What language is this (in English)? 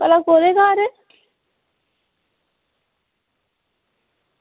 Dogri